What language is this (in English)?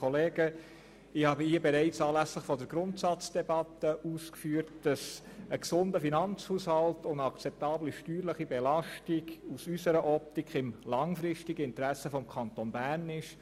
Swiss German